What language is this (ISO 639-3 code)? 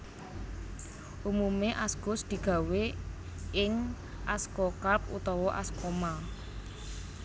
jav